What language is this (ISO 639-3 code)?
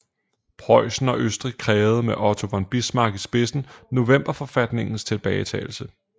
dan